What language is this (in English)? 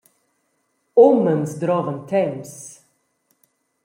Romansh